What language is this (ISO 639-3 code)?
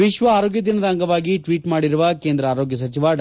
kan